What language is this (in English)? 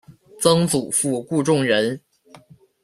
Chinese